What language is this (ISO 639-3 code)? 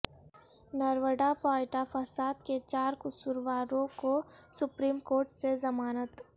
urd